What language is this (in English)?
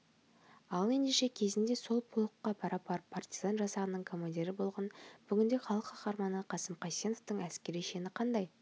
Kazakh